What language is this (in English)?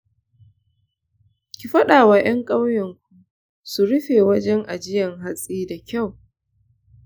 Hausa